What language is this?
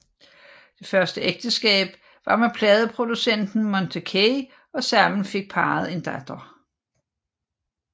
Danish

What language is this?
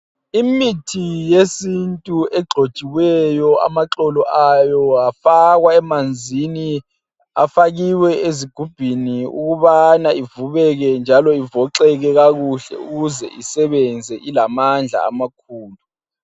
North Ndebele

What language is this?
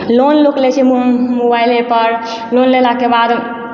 Maithili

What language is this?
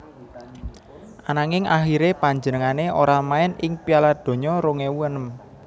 Javanese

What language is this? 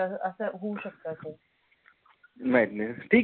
Marathi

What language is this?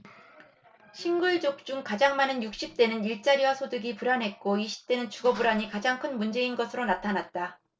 Korean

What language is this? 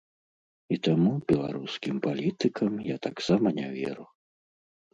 Belarusian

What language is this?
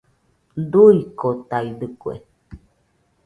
Nüpode Huitoto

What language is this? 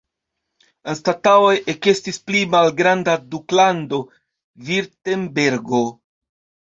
Esperanto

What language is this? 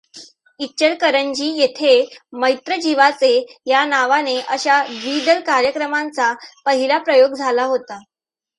Marathi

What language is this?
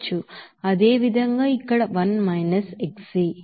Telugu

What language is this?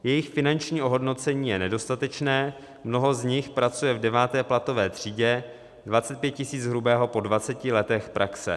Czech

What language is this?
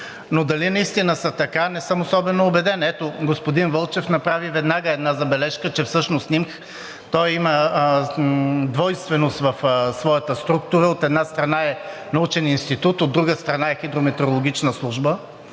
Bulgarian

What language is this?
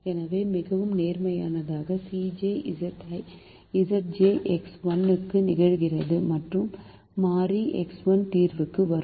Tamil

